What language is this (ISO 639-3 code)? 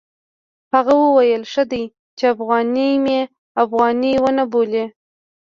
pus